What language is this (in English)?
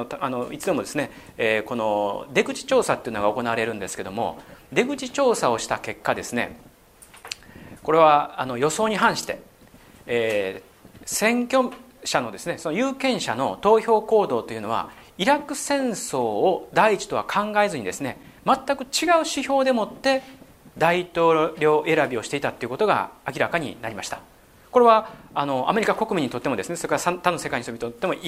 Japanese